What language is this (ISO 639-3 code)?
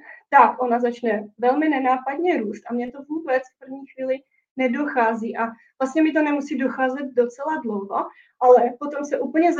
ces